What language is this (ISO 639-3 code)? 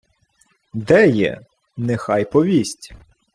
ukr